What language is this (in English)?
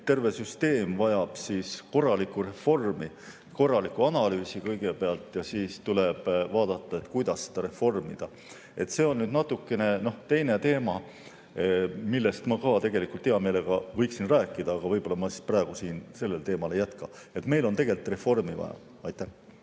Estonian